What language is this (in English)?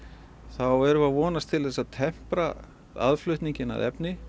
Icelandic